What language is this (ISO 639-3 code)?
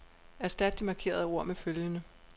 dan